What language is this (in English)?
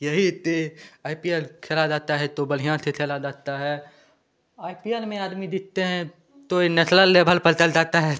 Hindi